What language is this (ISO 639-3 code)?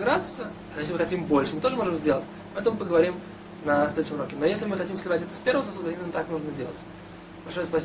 rus